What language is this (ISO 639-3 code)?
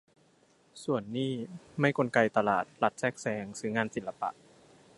tha